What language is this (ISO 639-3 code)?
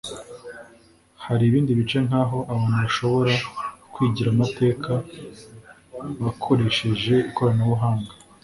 kin